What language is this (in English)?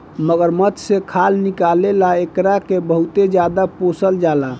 Bhojpuri